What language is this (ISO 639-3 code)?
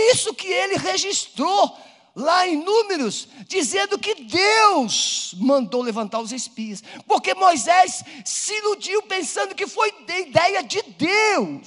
por